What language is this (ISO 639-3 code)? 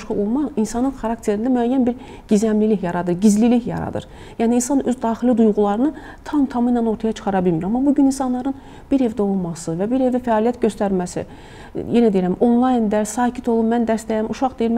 tur